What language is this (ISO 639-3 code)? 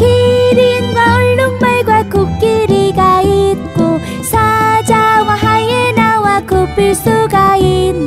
kor